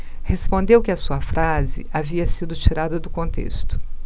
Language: Portuguese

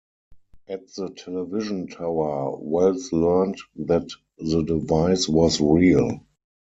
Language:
English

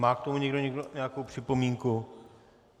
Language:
Czech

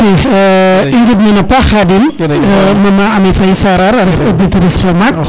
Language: Serer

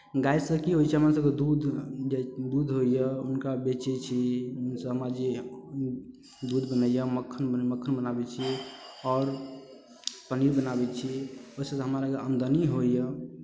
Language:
Maithili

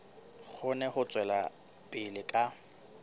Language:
Southern Sotho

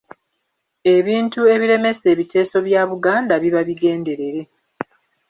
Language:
Ganda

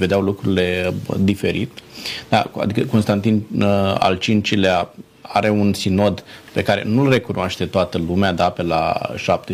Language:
Romanian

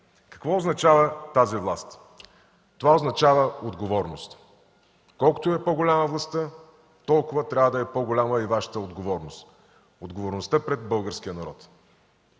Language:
Bulgarian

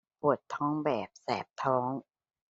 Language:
Thai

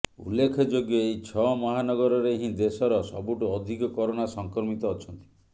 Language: Odia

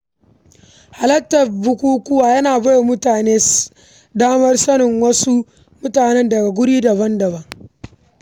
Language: Hausa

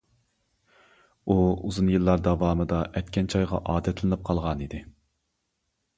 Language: Uyghur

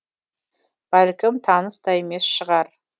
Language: Kazakh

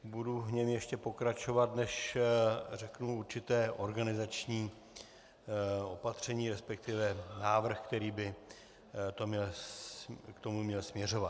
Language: Czech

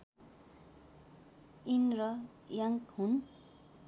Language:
Nepali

